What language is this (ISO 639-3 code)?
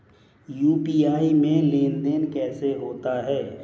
hin